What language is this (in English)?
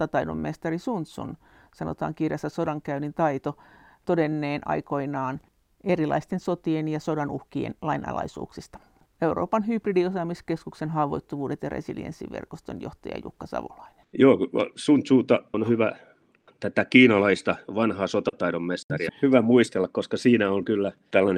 Finnish